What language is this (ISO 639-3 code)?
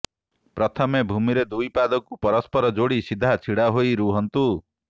ori